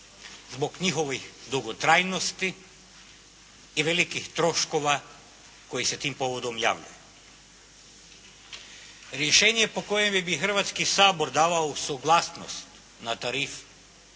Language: Croatian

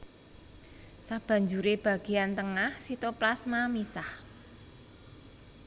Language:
Javanese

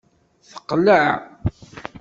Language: Kabyle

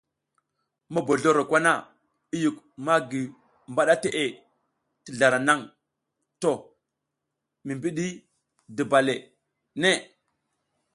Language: South Giziga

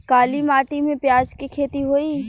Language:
Bhojpuri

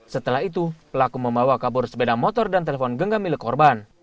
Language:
Indonesian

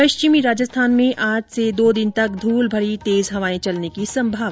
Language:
Hindi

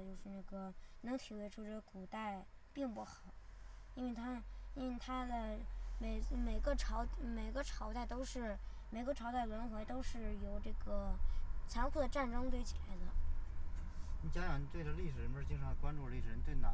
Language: Chinese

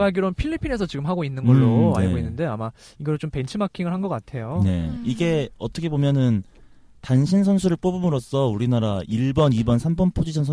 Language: Korean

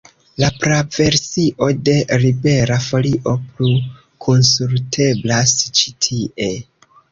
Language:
Esperanto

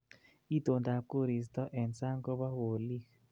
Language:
Kalenjin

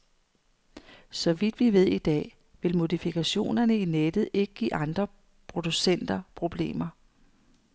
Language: Danish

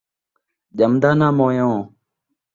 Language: Saraiki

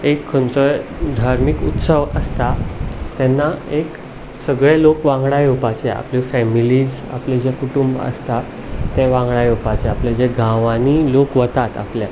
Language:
Konkani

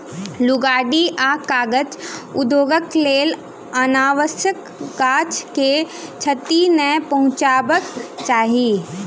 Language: Maithili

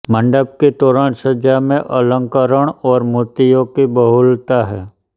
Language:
Hindi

